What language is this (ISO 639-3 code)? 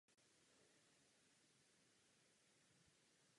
ces